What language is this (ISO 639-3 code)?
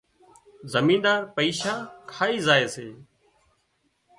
kxp